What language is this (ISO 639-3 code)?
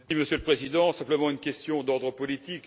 fra